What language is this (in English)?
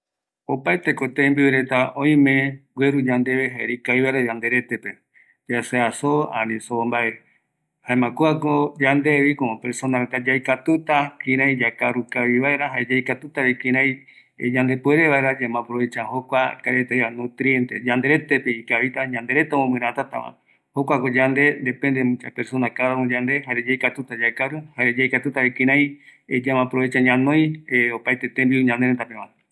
Eastern Bolivian Guaraní